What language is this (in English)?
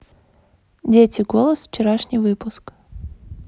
Russian